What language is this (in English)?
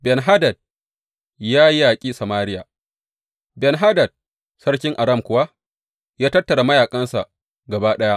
Hausa